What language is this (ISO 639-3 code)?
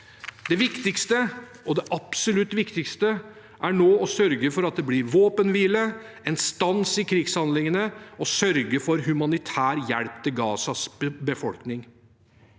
nor